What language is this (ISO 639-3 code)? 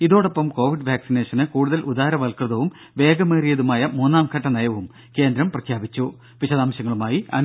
mal